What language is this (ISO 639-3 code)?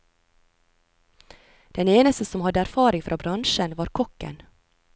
nor